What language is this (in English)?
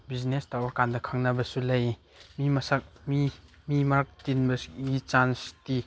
Manipuri